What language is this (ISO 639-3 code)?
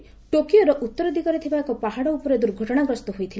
ori